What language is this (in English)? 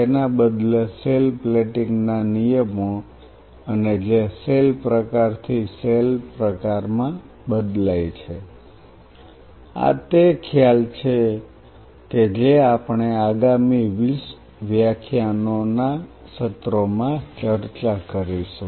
Gujarati